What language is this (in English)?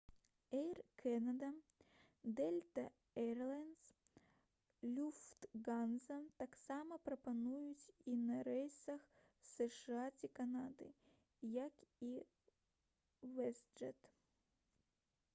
Belarusian